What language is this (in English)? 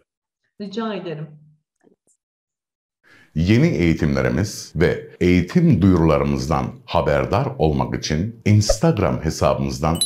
Turkish